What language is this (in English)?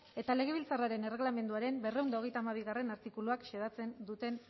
Basque